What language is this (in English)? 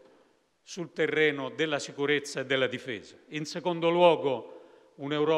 Italian